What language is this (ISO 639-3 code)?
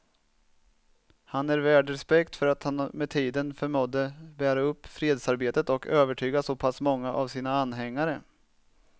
swe